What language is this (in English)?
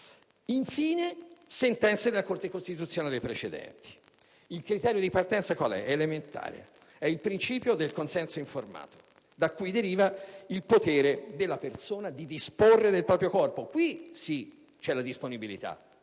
Italian